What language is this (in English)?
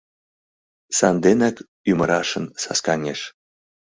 Mari